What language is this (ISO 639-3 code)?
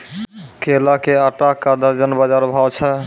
mai